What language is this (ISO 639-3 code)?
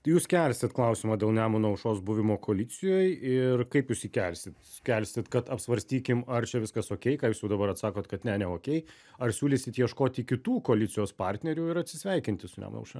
lit